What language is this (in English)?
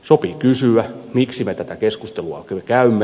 Finnish